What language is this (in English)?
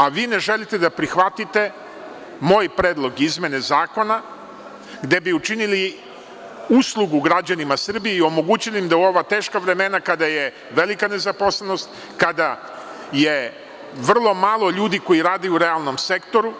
Serbian